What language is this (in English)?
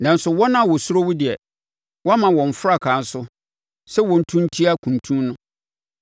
Akan